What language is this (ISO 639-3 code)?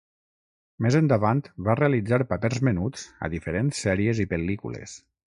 cat